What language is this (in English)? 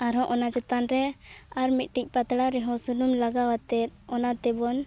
Santali